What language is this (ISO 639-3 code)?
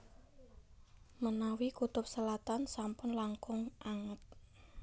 jav